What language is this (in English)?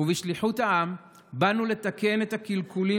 Hebrew